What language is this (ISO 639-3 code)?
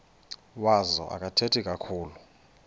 xho